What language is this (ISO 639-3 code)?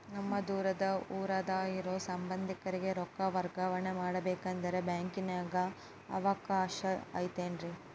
kan